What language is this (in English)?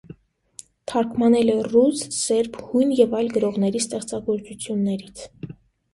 Armenian